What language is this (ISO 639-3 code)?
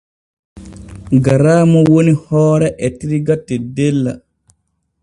fue